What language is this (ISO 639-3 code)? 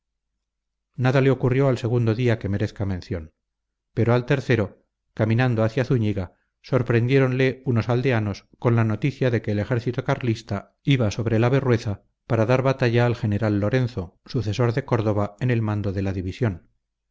spa